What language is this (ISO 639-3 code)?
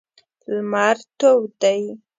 pus